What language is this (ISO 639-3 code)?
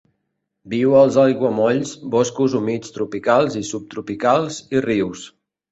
cat